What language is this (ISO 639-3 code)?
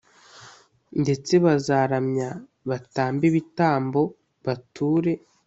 kin